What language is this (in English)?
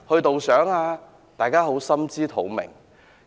Cantonese